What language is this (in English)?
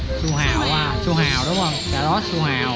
Vietnamese